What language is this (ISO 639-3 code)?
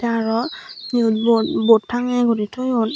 ccp